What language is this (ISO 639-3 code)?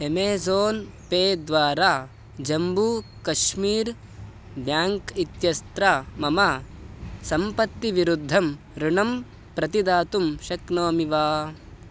san